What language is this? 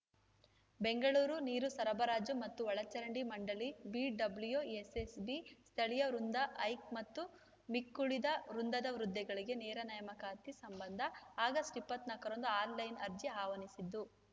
Kannada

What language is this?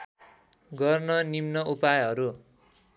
Nepali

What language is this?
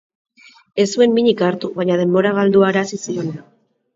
Basque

